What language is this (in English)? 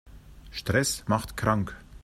German